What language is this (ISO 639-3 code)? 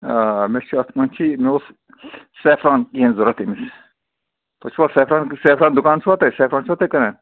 kas